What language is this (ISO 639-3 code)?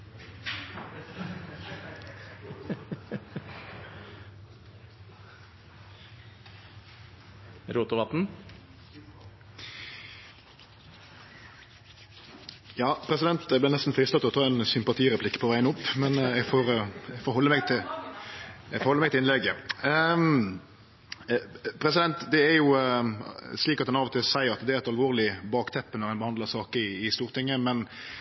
nor